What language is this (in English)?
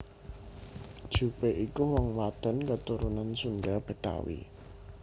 Javanese